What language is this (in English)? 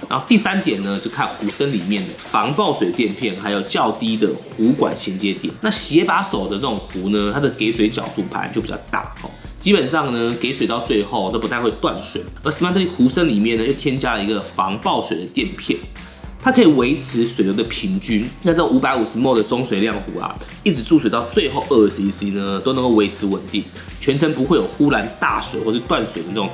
Chinese